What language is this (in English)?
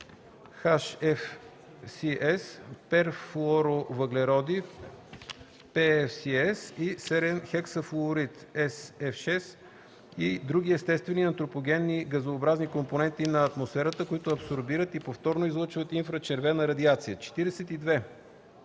Bulgarian